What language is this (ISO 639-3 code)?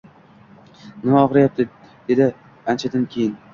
uzb